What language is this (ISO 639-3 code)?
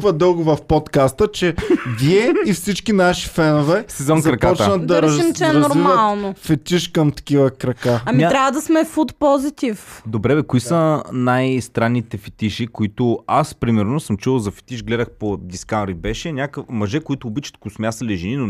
bul